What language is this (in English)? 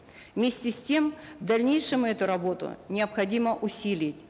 Kazakh